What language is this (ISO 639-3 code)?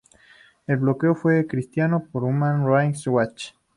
spa